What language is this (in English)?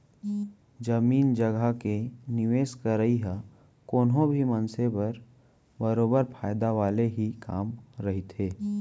Chhattisgarhi